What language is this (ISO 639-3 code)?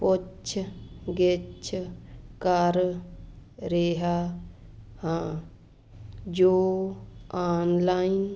pan